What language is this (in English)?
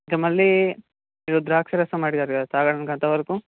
Telugu